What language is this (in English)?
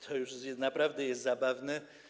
Polish